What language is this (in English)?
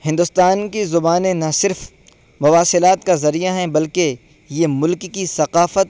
Urdu